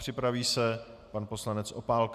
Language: Czech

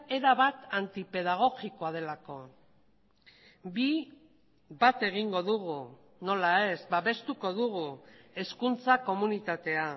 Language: Basque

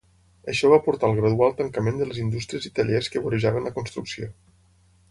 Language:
Catalan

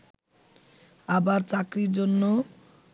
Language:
Bangla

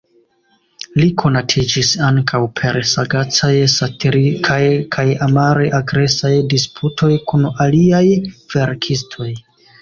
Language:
Esperanto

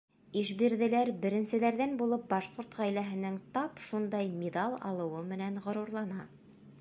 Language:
Bashkir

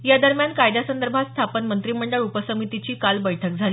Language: Marathi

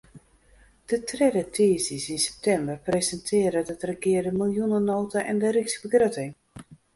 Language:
Western Frisian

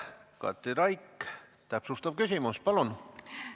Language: Estonian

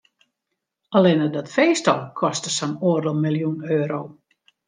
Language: Western Frisian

